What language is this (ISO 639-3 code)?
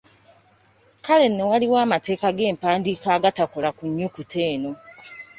lug